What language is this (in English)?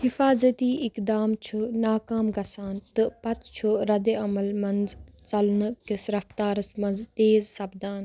Kashmiri